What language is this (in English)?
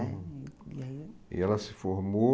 Portuguese